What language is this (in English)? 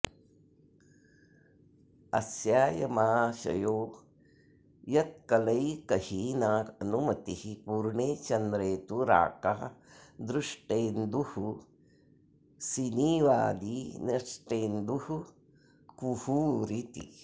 Sanskrit